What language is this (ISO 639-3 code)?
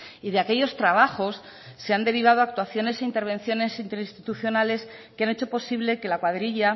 spa